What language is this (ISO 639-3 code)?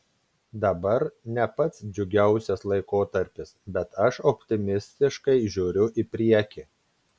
lit